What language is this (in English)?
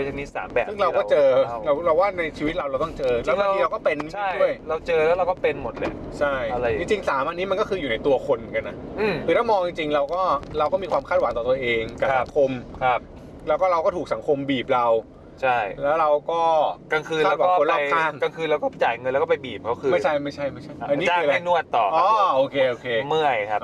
Thai